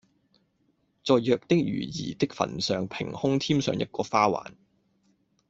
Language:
Cantonese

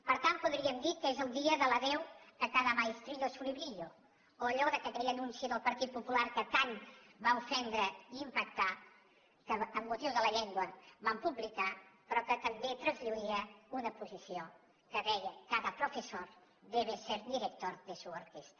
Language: Catalan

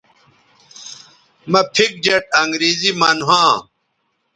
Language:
Bateri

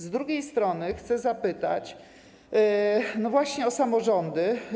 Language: Polish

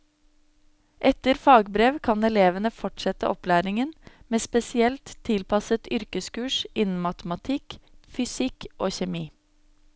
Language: Norwegian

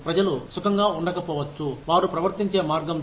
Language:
Telugu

